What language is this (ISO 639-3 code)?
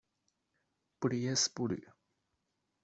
zho